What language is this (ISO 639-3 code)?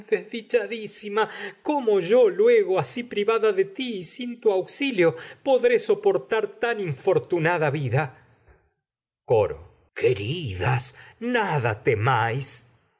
spa